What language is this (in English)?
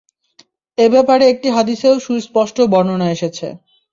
Bangla